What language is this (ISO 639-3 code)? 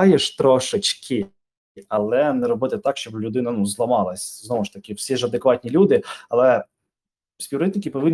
ukr